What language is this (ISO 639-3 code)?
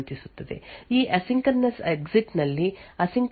kan